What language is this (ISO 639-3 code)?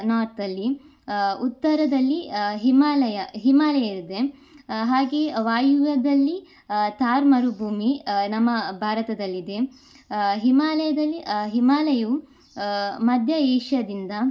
kan